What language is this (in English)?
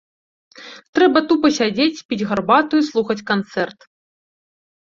Belarusian